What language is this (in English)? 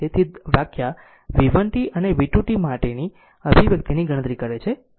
Gujarati